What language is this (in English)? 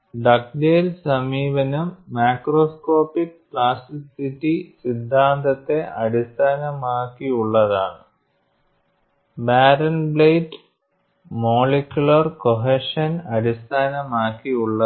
Malayalam